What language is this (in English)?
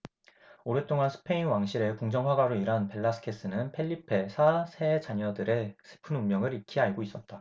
Korean